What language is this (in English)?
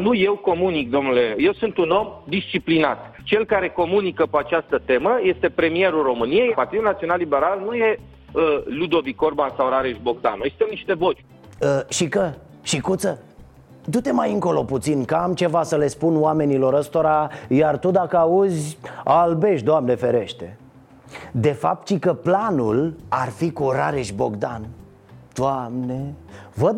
Romanian